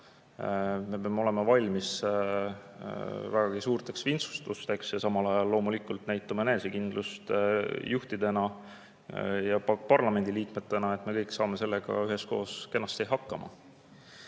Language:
Estonian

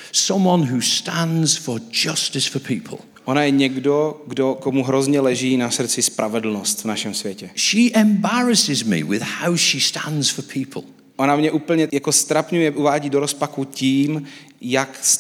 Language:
Czech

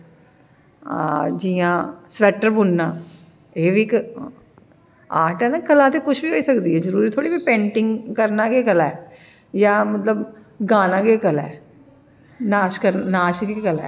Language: Dogri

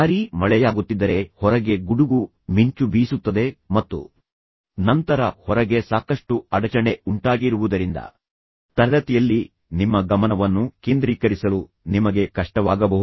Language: Kannada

